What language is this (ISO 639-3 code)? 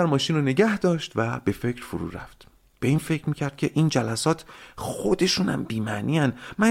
fas